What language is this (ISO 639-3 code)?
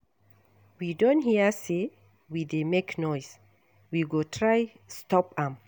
pcm